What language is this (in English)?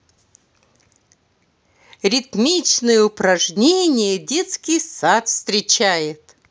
Russian